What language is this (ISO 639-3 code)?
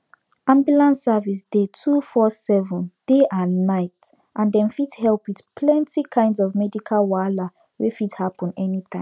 pcm